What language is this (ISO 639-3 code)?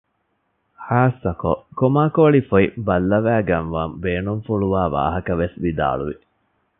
div